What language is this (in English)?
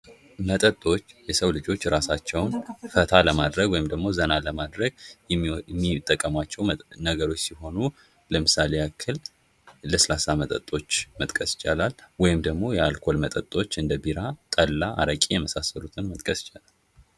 Amharic